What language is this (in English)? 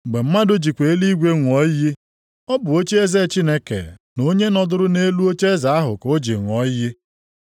Igbo